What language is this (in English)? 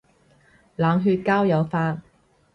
Cantonese